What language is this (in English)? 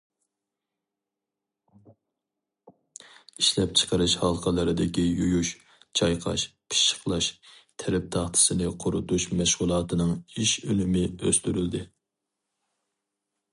Uyghur